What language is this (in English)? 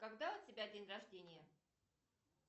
Russian